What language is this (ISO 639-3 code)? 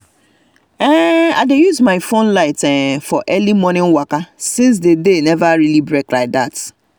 pcm